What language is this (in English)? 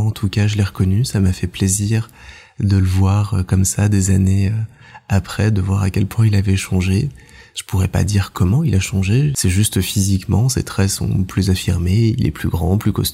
French